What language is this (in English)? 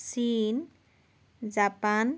Assamese